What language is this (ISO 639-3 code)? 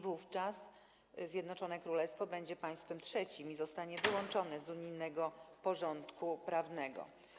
pol